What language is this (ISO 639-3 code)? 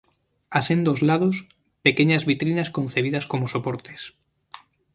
spa